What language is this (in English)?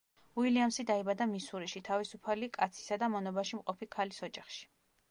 Georgian